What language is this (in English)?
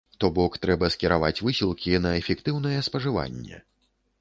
Belarusian